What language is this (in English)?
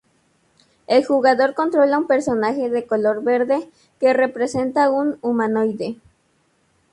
Spanish